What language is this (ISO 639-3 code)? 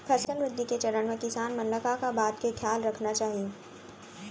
hne